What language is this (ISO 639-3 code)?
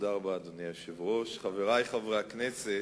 heb